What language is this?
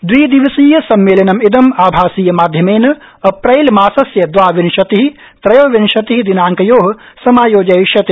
Sanskrit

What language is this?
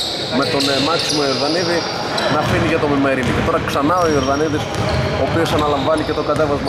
Greek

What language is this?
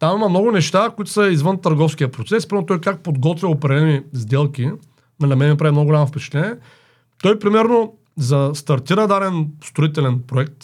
Bulgarian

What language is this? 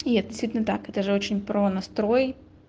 Russian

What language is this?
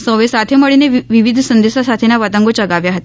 Gujarati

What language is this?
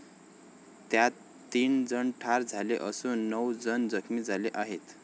Marathi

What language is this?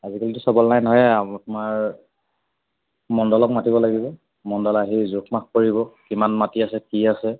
Assamese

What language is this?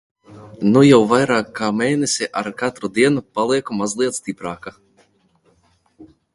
Latvian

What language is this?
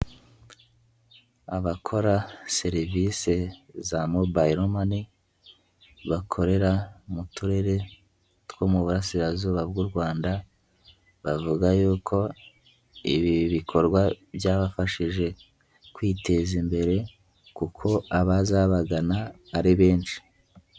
Kinyarwanda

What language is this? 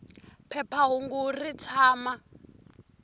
Tsonga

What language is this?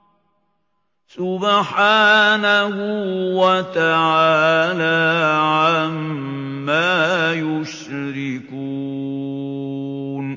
Arabic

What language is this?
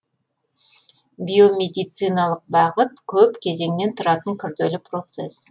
Kazakh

